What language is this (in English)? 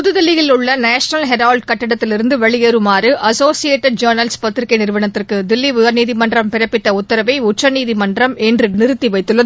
Tamil